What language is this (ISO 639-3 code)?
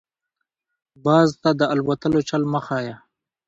pus